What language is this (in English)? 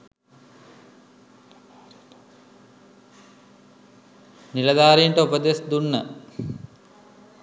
Sinhala